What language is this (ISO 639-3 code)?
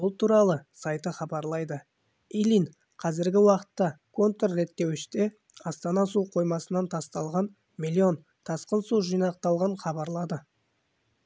kaz